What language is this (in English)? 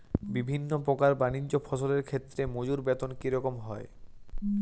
Bangla